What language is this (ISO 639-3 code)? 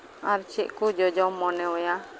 sat